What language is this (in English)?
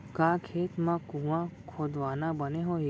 Chhattisgarhi